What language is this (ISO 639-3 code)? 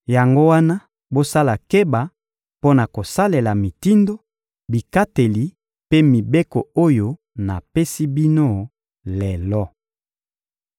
lin